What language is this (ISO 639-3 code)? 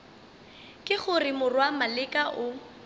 nso